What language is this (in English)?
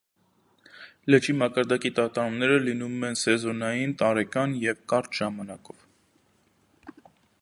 Armenian